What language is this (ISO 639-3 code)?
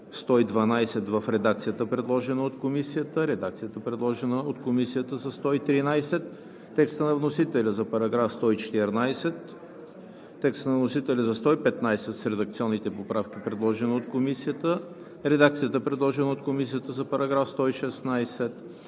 bul